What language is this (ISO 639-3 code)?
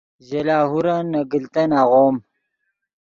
ydg